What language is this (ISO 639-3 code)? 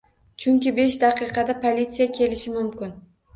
uzb